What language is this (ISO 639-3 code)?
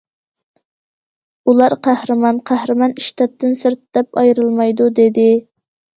uig